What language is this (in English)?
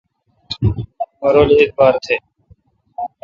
Kalkoti